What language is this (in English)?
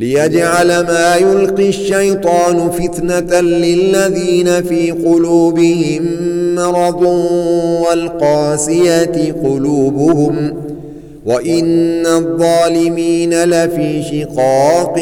Arabic